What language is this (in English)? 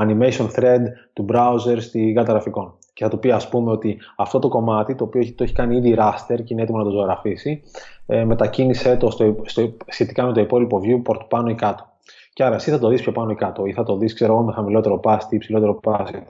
Greek